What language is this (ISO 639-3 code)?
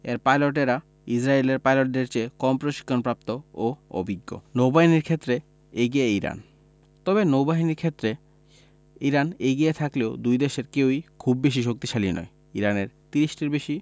ben